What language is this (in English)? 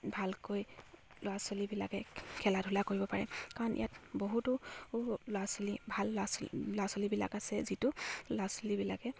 Assamese